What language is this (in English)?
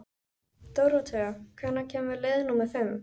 Icelandic